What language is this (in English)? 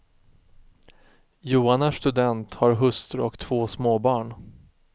Swedish